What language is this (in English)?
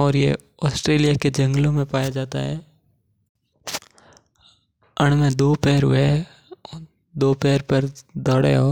Mewari